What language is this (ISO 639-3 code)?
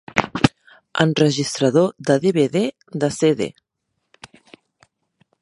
cat